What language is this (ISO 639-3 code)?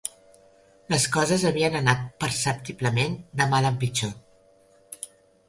cat